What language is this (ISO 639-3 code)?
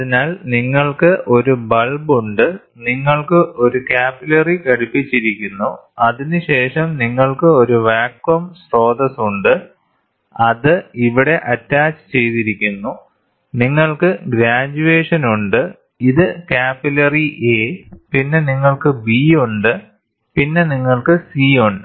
mal